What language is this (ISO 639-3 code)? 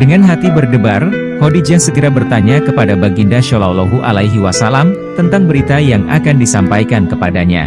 ind